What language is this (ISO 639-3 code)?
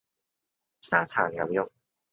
yue